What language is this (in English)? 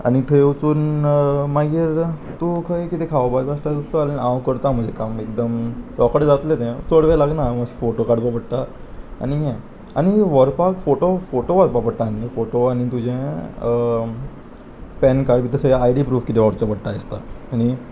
Konkani